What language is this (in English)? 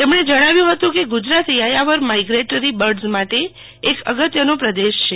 Gujarati